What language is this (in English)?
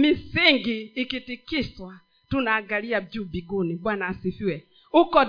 Swahili